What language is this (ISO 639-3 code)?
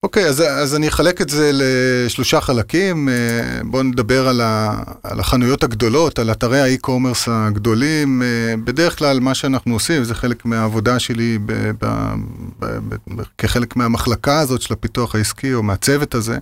heb